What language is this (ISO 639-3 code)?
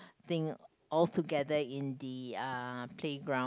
eng